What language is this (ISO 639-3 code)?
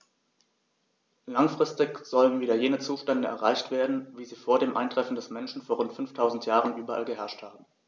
deu